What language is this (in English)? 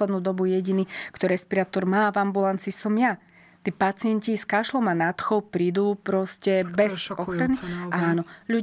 Slovak